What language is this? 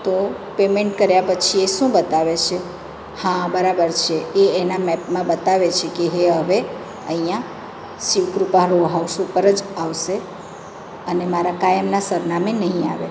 Gujarati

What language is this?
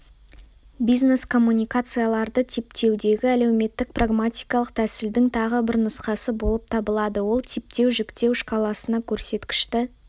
Kazakh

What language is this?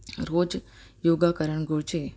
Sindhi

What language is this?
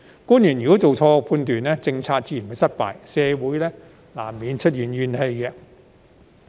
Cantonese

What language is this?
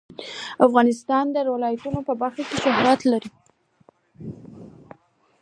Pashto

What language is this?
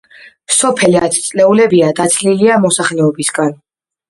Georgian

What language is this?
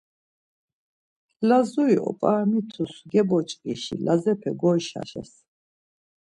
Laz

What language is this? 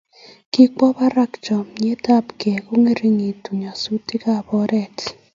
Kalenjin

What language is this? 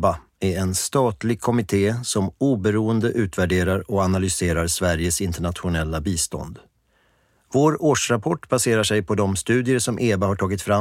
Swedish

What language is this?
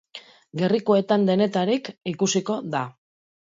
Basque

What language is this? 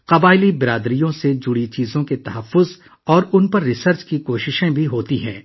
Urdu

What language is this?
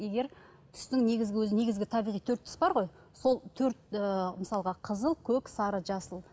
Kazakh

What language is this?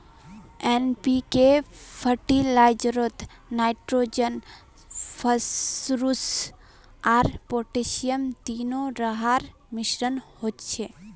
Magahi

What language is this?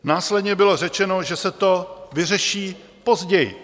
Czech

